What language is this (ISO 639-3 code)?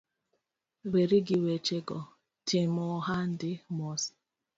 luo